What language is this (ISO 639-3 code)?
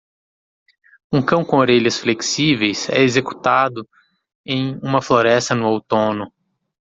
por